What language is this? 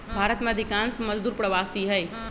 Magahi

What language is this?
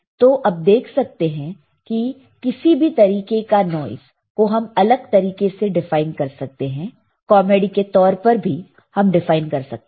Hindi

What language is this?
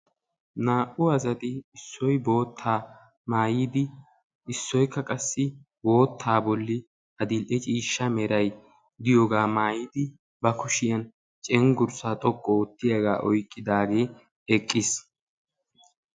Wolaytta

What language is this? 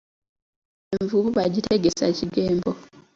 Ganda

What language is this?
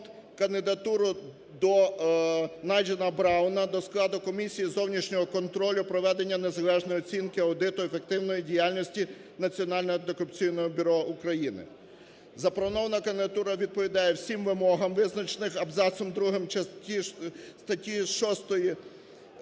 Ukrainian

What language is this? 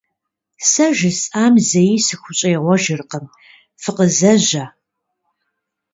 Kabardian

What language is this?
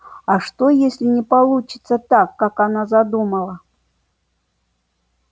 Russian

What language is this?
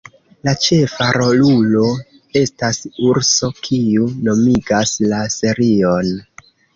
Esperanto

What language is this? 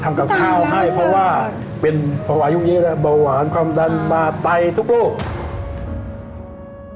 Thai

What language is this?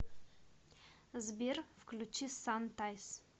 Russian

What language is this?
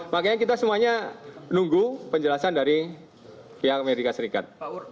Indonesian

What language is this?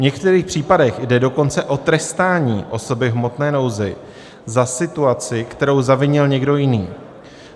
Czech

